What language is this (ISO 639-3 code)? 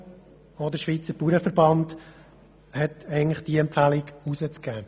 gsw